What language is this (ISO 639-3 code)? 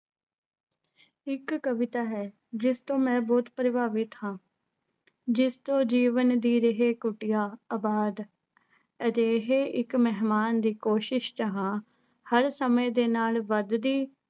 pan